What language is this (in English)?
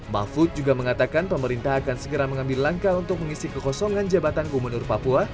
Indonesian